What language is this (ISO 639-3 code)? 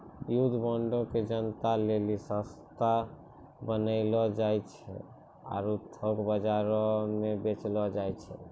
mai